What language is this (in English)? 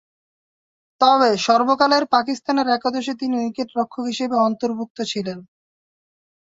Bangla